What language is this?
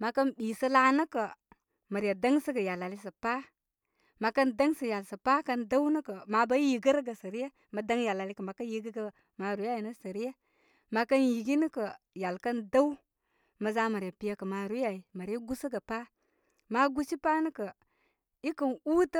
Koma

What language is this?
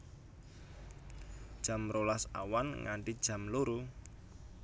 Javanese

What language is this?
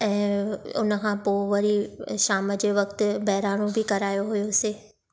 Sindhi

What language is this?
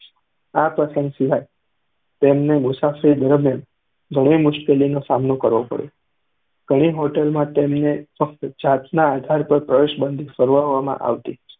Gujarati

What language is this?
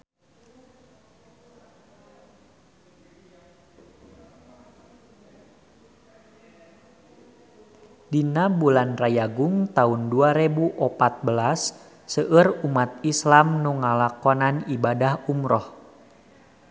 Sundanese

